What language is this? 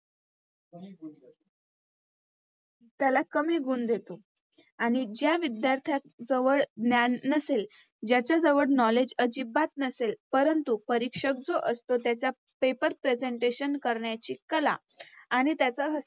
Marathi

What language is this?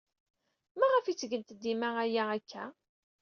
Kabyle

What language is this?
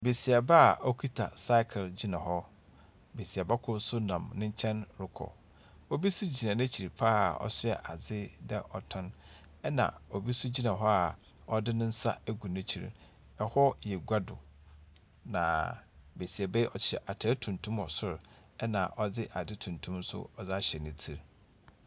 Akan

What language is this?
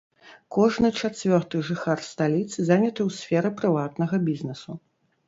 Belarusian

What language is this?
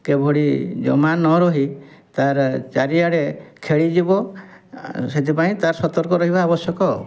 Odia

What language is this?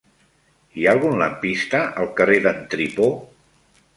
Catalan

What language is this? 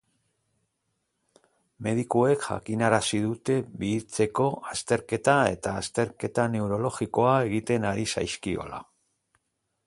Basque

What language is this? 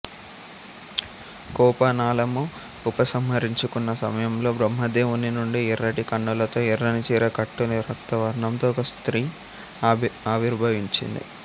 Telugu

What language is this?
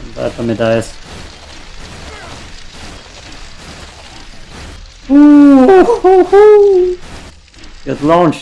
German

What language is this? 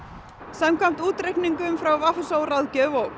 Icelandic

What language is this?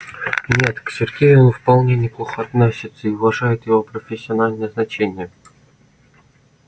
Russian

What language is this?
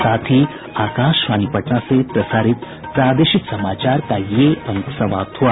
Hindi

